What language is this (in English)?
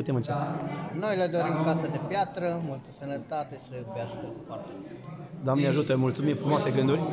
Romanian